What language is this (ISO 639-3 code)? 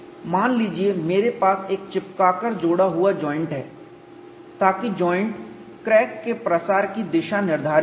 hin